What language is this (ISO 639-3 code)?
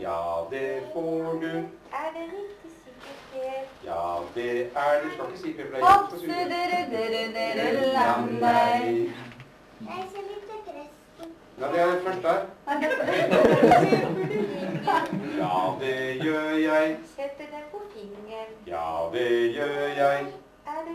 nor